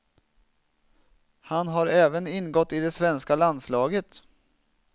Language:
Swedish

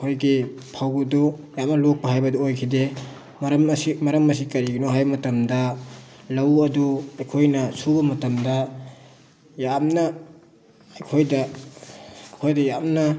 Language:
Manipuri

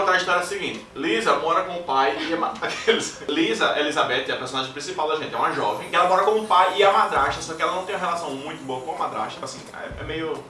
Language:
Portuguese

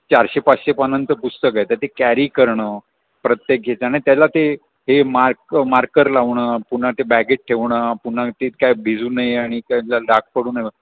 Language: Marathi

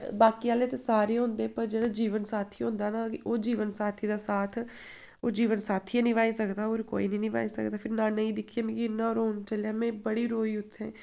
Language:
Dogri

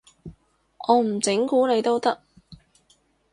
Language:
Cantonese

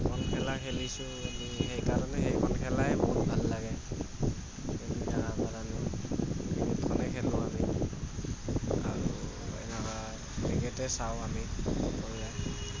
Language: Assamese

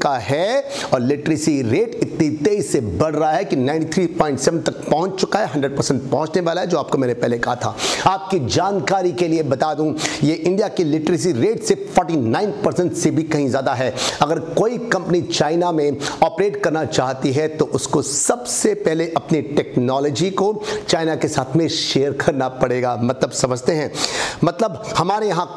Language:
Hindi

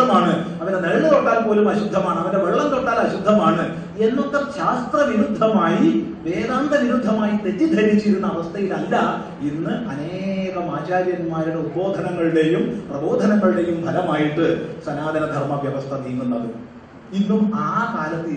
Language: Malayalam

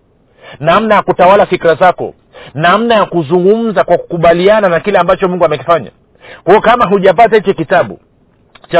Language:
Swahili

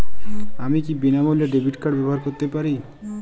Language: Bangla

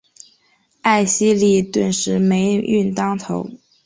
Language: Chinese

